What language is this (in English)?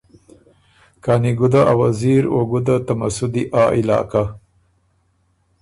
Ormuri